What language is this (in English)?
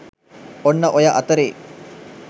Sinhala